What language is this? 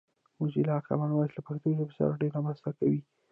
Pashto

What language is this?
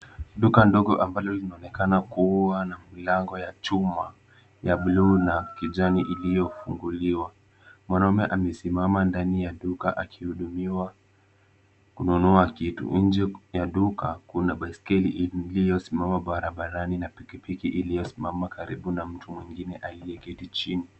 Swahili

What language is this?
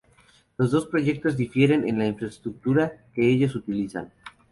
Spanish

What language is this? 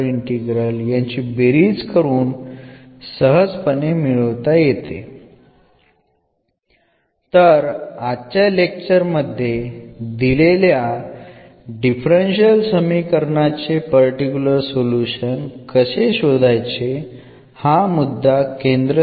Malayalam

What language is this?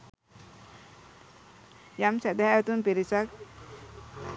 Sinhala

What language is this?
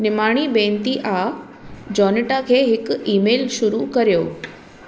Sindhi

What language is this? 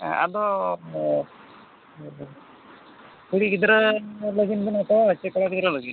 Santali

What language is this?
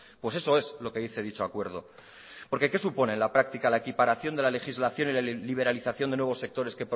Spanish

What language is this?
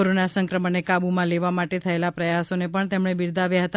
Gujarati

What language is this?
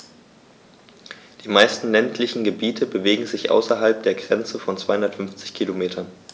German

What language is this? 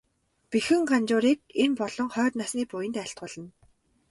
Mongolian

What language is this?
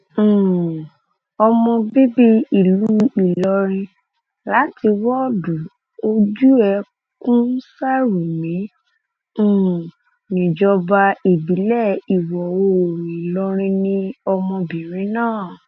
Yoruba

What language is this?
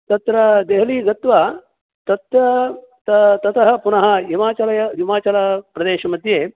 Sanskrit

